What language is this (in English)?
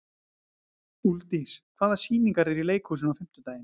Icelandic